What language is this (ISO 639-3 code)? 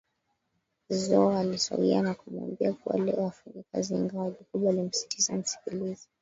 swa